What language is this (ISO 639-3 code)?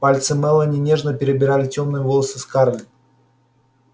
rus